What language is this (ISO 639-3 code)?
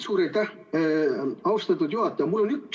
est